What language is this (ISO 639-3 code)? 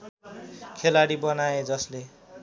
nep